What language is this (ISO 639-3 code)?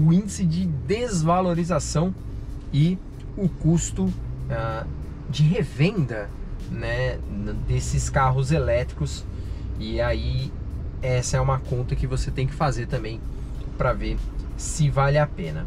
por